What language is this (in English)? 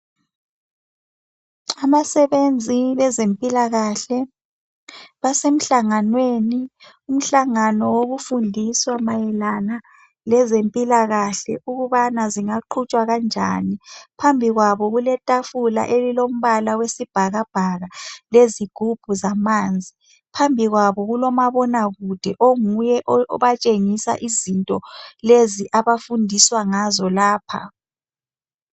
North Ndebele